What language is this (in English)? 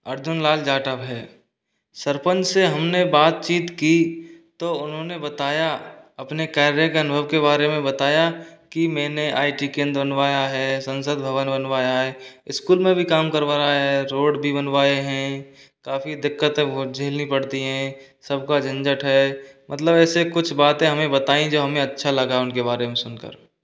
Hindi